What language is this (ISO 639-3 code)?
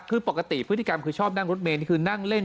tha